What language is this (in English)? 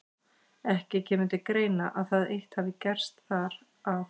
Icelandic